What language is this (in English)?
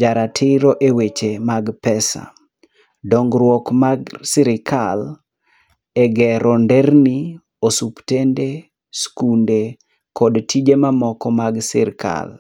Luo (Kenya and Tanzania)